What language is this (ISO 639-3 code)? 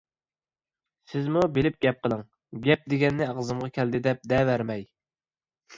uig